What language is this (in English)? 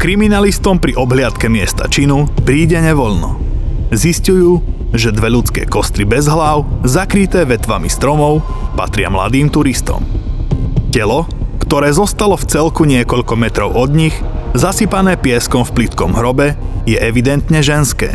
Slovak